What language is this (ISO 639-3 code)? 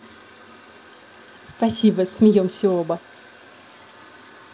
rus